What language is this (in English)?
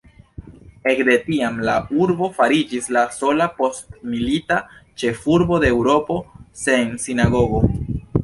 Esperanto